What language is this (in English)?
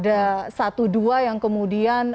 Indonesian